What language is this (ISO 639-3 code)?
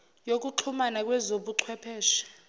zul